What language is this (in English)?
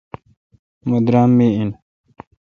Kalkoti